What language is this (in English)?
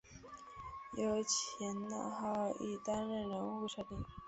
Chinese